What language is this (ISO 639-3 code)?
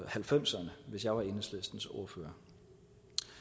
dan